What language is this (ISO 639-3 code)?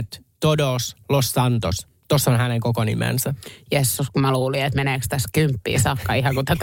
fin